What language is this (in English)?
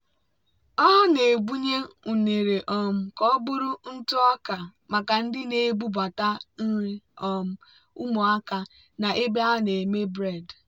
Igbo